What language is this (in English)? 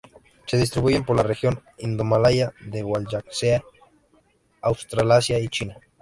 Spanish